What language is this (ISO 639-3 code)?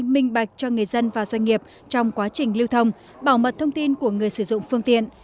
vie